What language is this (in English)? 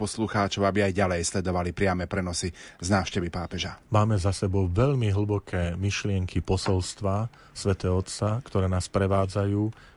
Slovak